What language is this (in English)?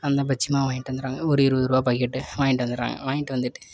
Tamil